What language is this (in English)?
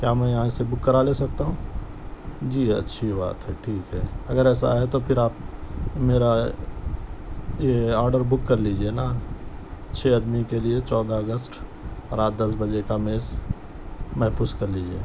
Urdu